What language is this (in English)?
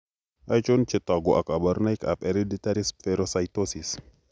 Kalenjin